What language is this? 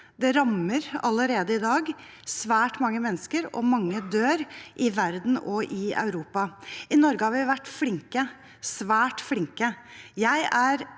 Norwegian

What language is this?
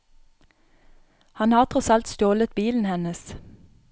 Norwegian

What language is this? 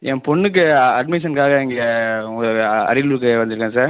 Tamil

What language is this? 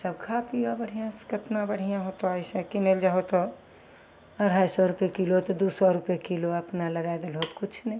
Maithili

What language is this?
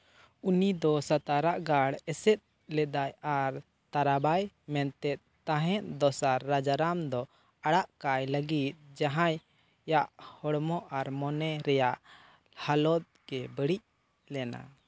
Santali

